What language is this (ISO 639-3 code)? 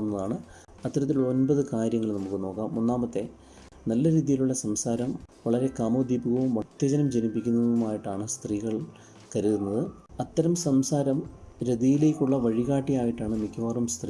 mal